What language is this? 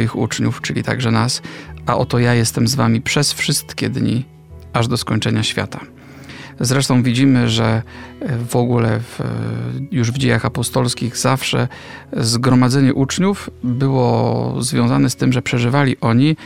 Polish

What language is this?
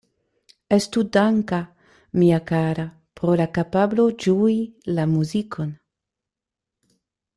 Esperanto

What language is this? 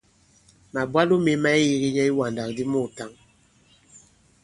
Bankon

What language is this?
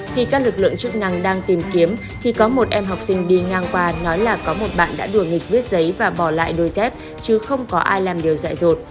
Vietnamese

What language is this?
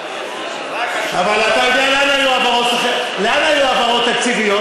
Hebrew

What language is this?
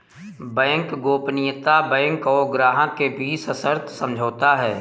Hindi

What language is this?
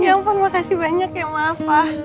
Indonesian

